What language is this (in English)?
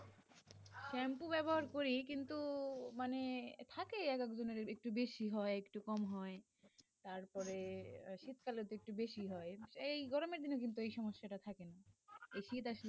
Bangla